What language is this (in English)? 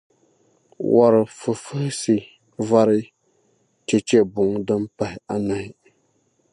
Dagbani